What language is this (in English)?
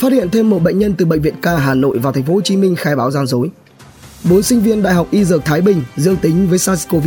Vietnamese